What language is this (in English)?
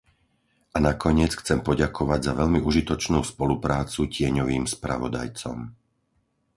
Slovak